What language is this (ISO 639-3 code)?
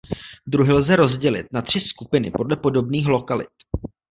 ces